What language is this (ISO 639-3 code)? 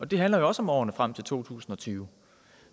dan